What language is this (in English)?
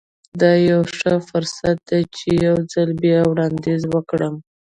Pashto